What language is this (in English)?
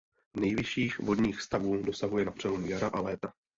Czech